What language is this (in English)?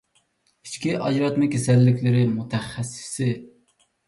Uyghur